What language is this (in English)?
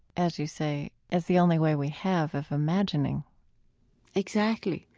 English